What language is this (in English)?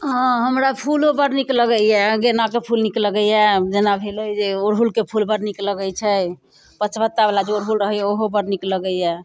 Maithili